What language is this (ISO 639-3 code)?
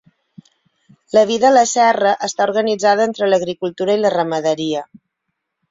cat